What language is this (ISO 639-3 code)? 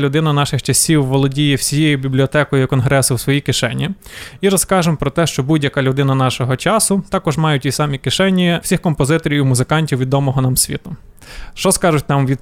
ukr